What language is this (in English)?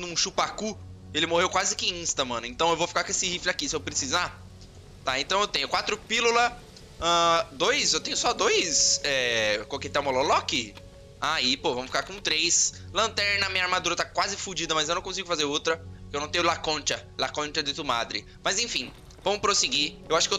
Portuguese